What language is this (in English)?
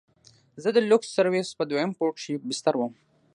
Pashto